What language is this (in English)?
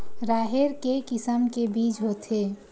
Chhattisgarhi